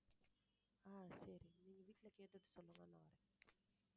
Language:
Tamil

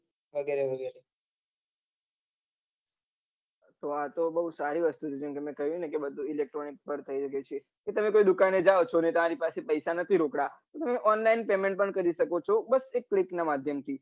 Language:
Gujarati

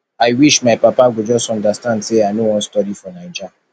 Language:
Nigerian Pidgin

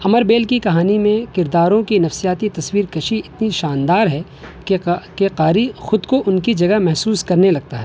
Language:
Urdu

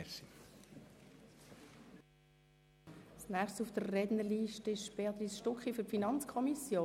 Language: Swiss German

